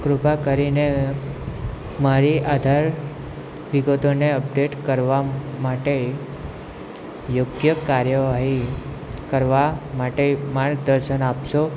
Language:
Gujarati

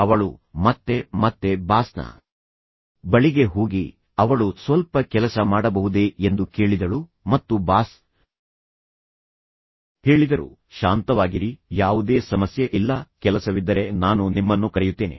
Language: Kannada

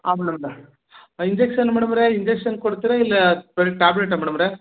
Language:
Kannada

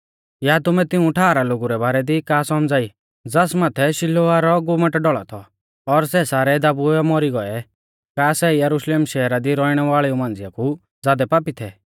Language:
Mahasu Pahari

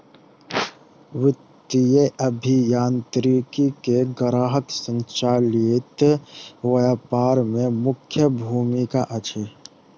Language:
Maithili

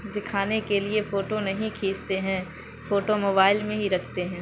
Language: Urdu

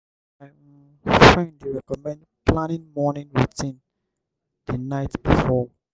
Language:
Nigerian Pidgin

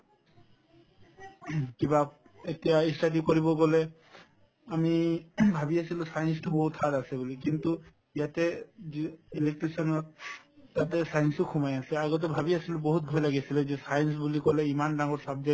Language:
Assamese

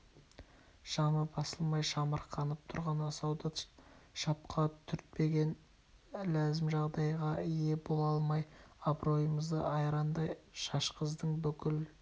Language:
Kazakh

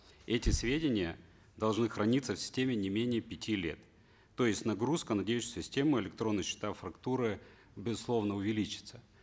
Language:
Kazakh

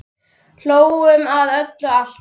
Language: Icelandic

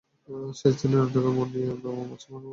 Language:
Bangla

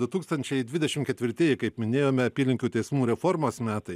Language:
Lithuanian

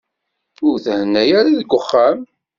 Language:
Kabyle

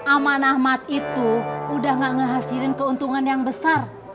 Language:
Indonesian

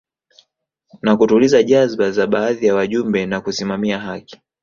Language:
Swahili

